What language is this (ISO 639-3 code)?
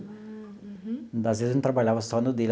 por